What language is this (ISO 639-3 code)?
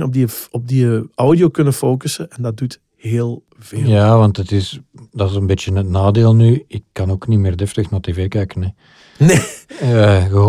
nld